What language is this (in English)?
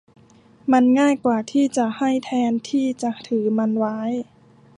Thai